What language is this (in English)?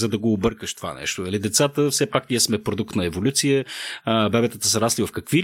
Bulgarian